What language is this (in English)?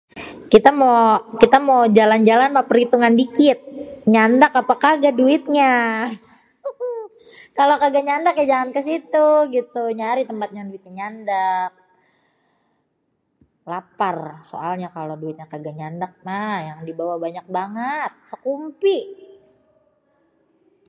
Betawi